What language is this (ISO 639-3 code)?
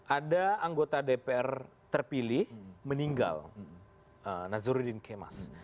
ind